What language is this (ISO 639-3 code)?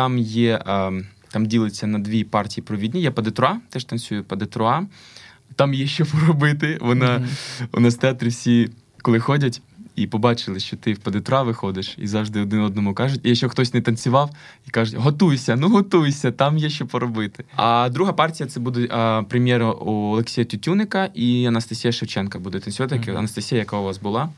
ukr